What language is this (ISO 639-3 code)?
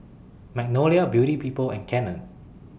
eng